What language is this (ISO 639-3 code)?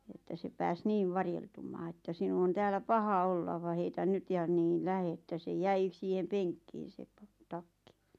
fin